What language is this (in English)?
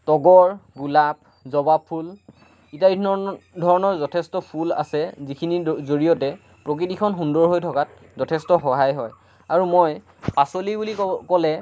Assamese